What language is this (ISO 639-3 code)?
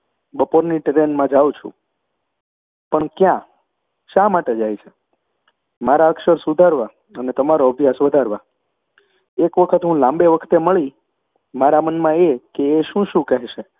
guj